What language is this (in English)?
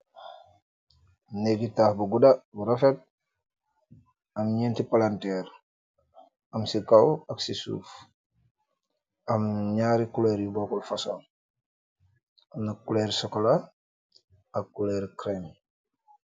Wolof